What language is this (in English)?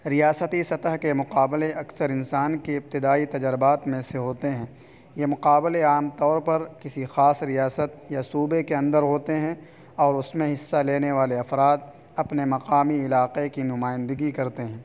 Urdu